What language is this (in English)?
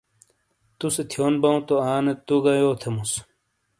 Shina